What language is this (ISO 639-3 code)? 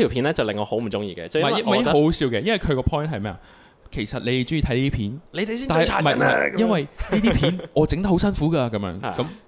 zho